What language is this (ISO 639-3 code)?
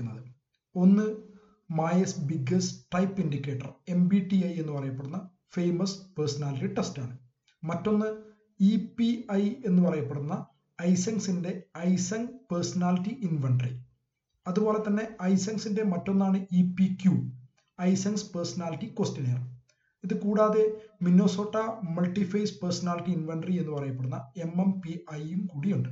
mal